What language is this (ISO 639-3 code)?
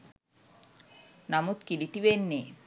sin